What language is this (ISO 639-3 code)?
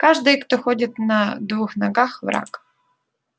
rus